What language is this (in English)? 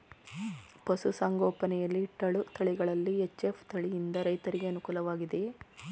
Kannada